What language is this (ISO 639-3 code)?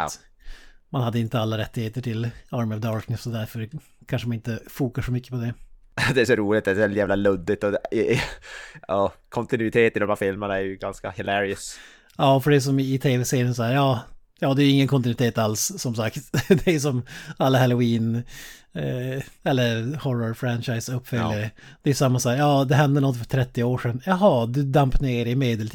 swe